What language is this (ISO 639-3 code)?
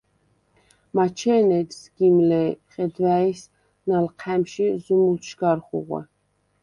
sva